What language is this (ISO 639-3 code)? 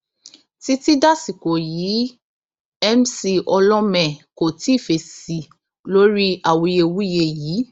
yor